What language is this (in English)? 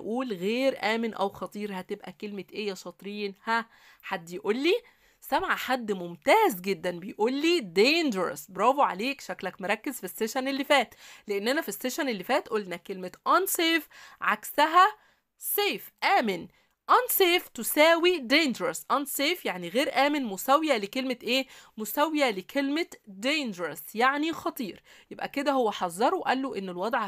Arabic